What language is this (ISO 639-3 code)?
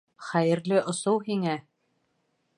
bak